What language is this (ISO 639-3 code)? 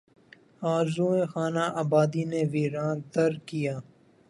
urd